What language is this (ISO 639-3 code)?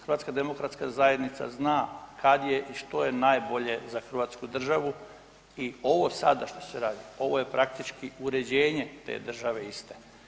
hrv